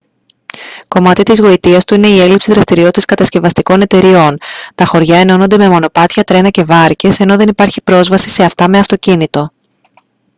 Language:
Greek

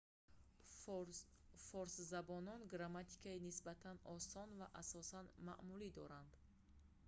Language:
Tajik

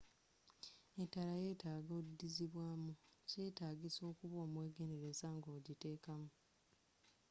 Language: Ganda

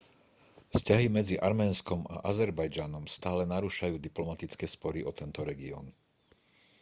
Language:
Slovak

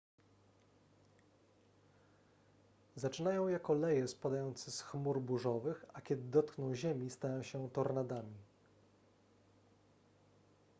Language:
Polish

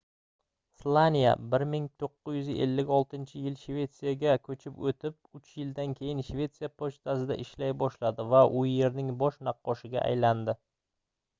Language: Uzbek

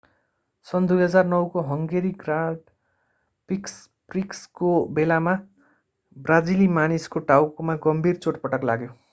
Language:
Nepali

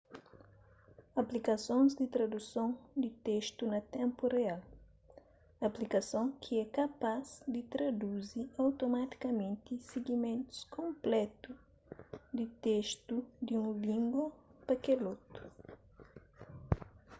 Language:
Kabuverdianu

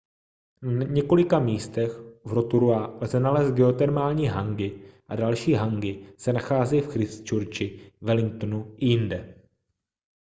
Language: Czech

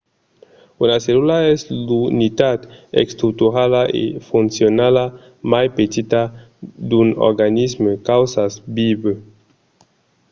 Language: Occitan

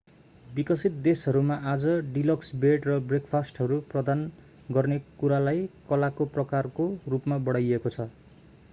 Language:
Nepali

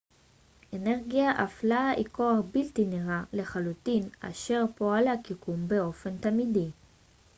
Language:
Hebrew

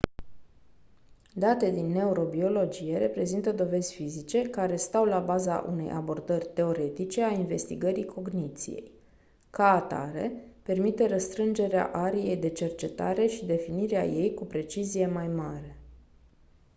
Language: Romanian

